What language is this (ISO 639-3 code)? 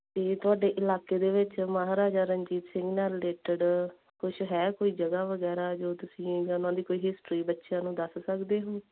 pan